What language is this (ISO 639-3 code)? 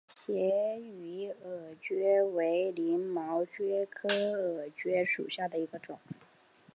zho